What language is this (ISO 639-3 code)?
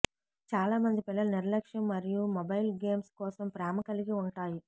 tel